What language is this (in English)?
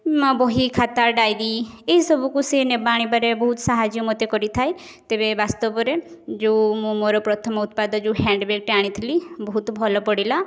Odia